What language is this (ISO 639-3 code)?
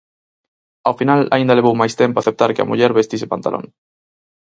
glg